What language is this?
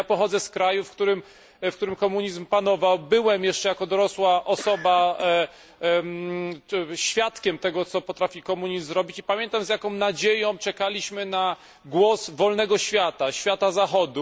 Polish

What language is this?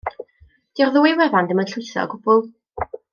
Welsh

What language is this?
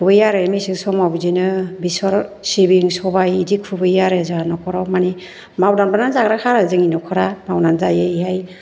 Bodo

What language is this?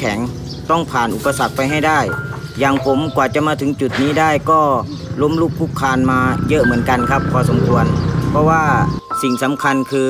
Thai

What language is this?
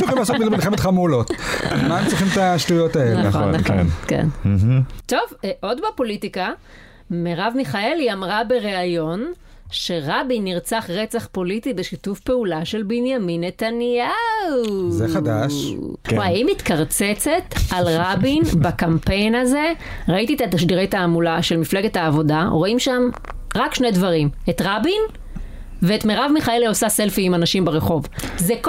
Hebrew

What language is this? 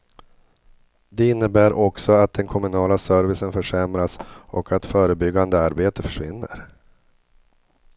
Swedish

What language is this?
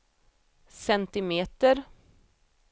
Swedish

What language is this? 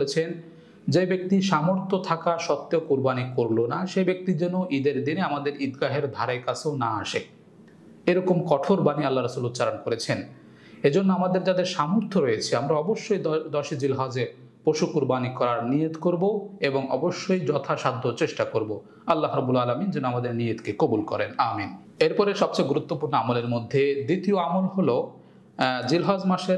Arabic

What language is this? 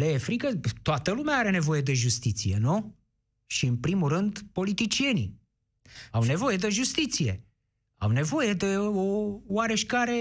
Romanian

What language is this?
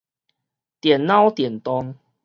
Min Nan Chinese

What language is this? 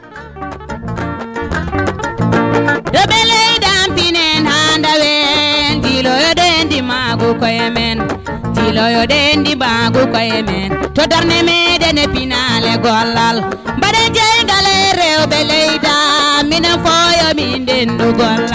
Fula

